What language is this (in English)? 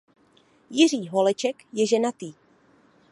Czech